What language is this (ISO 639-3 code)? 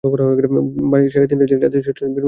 ben